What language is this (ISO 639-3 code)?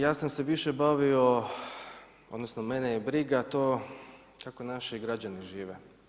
hrv